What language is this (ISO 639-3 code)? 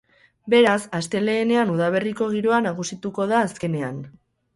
eus